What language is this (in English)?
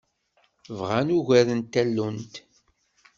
Kabyle